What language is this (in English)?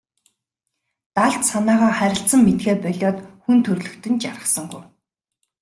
Mongolian